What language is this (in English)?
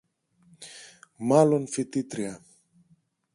Greek